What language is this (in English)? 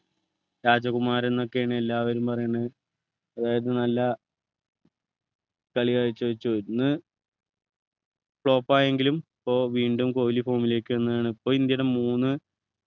Malayalam